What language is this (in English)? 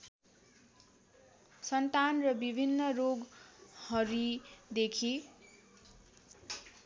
Nepali